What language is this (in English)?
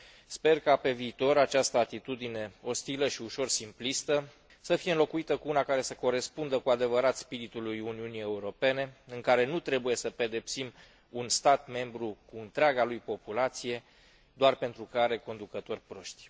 Romanian